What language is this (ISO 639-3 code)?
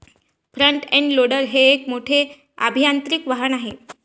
mar